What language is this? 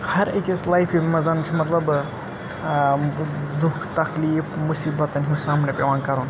Kashmiri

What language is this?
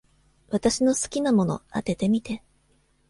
Japanese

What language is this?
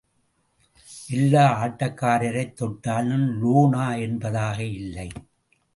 Tamil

